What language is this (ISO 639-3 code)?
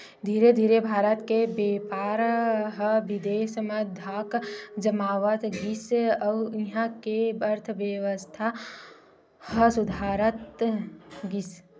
hne